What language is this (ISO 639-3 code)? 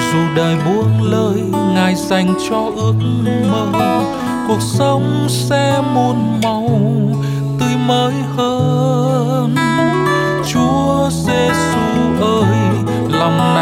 vie